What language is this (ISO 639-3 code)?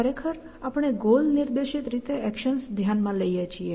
guj